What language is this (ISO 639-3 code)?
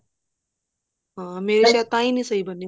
pan